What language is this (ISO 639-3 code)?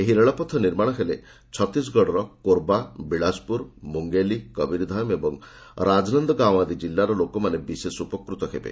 ori